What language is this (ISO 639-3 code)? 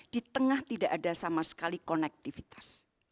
ind